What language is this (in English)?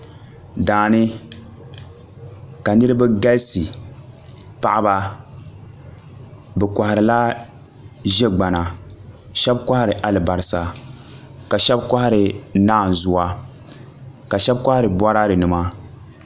Dagbani